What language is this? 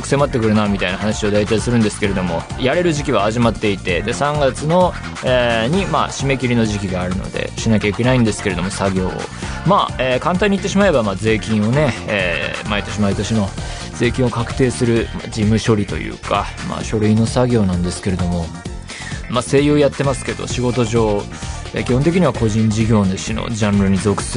Japanese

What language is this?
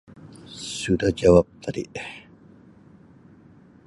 Sabah Malay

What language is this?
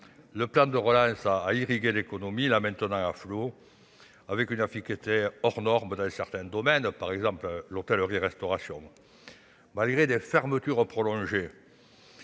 French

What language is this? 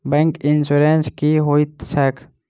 Maithili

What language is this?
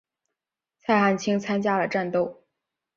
Chinese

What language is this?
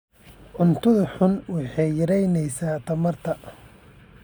Somali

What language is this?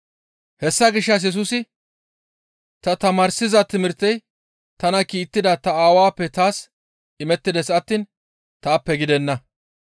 Gamo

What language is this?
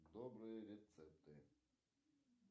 Russian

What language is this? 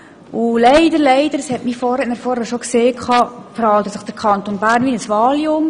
Swiss German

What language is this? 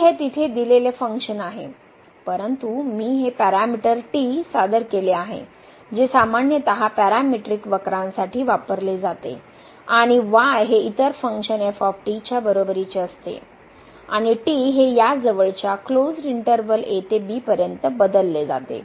Marathi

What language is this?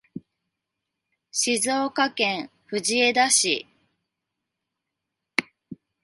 Japanese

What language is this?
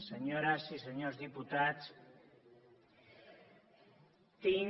Catalan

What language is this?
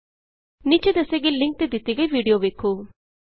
Punjabi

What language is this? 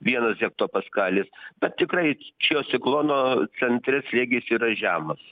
Lithuanian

